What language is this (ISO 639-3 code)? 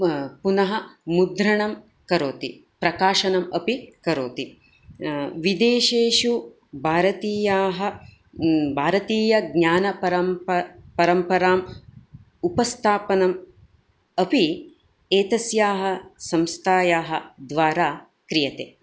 san